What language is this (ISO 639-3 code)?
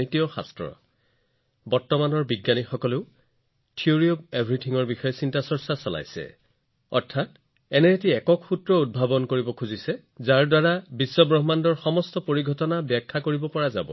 asm